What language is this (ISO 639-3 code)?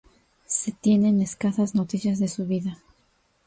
spa